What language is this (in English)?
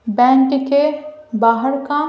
Hindi